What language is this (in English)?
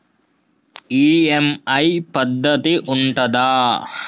Telugu